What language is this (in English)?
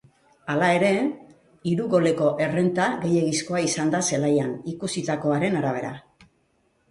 Basque